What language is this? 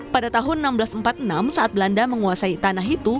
Indonesian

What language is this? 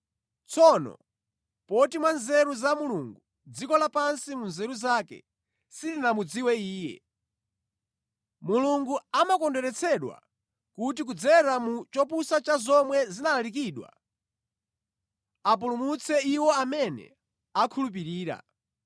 Nyanja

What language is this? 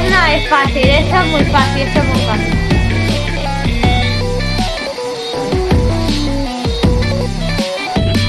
Spanish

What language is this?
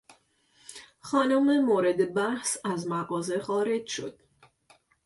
Persian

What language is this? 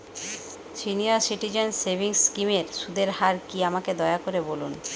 Bangla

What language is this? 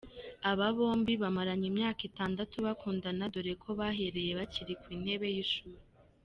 Kinyarwanda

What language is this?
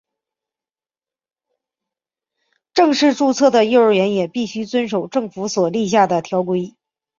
Chinese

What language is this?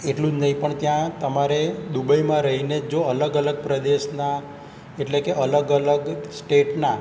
Gujarati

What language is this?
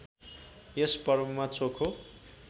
Nepali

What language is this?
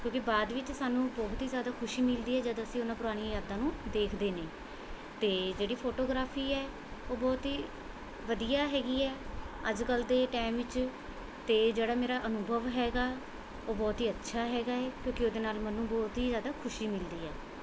Punjabi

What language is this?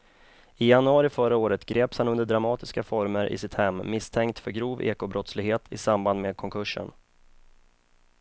Swedish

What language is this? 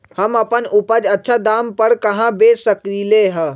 Magahi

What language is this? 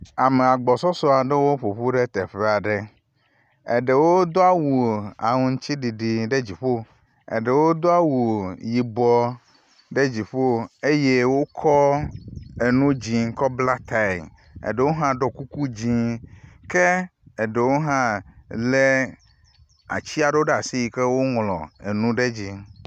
Ewe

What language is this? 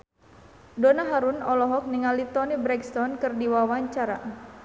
Sundanese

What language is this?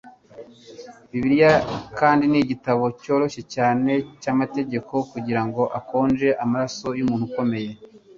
Kinyarwanda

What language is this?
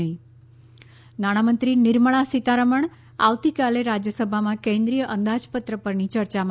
Gujarati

